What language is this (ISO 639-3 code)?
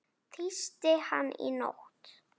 isl